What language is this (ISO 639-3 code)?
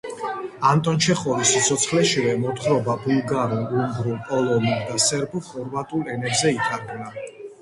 kat